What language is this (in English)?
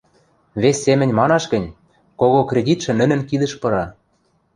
Western Mari